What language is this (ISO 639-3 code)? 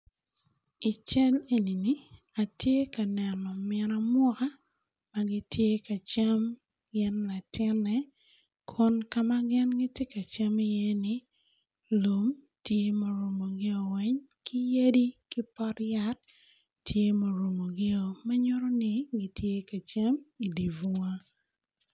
ach